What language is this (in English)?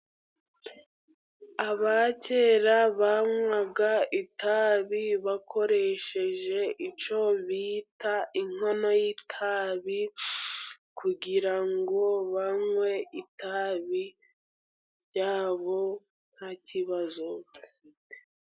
Kinyarwanda